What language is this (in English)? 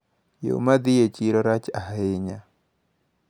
Luo (Kenya and Tanzania)